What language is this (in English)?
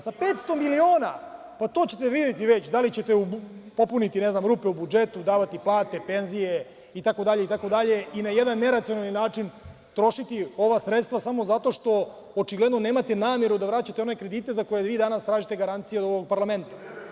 Serbian